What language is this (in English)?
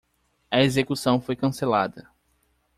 Portuguese